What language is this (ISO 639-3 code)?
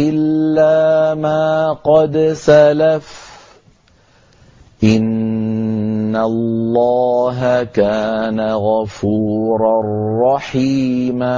ara